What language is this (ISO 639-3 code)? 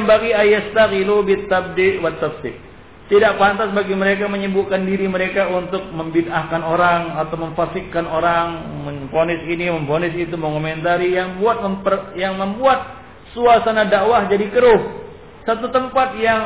msa